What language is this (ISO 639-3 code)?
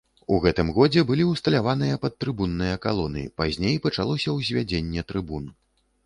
bel